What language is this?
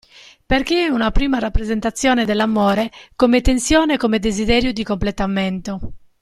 Italian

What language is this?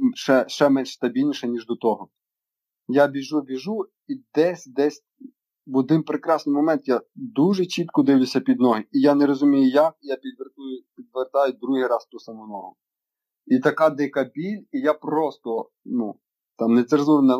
Ukrainian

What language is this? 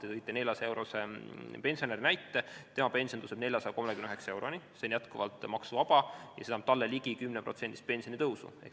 Estonian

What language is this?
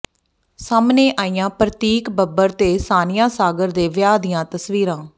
Punjabi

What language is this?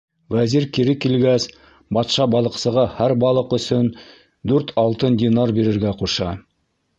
Bashkir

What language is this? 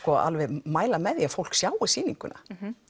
Icelandic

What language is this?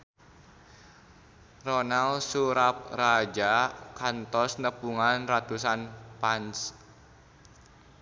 Sundanese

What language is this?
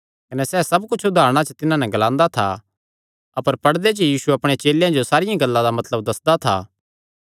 Kangri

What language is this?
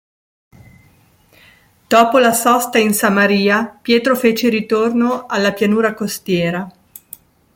Italian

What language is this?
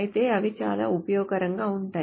Telugu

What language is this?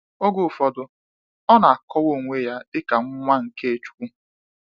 Igbo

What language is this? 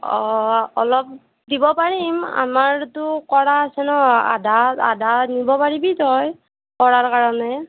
Assamese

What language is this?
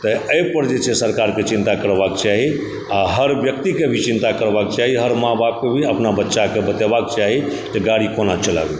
Maithili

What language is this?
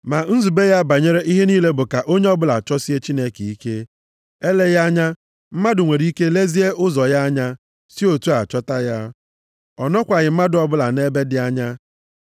Igbo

